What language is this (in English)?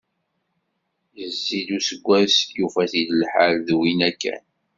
Kabyle